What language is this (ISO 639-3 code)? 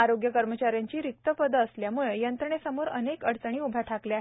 mar